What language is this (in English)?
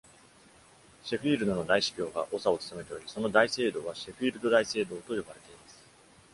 Japanese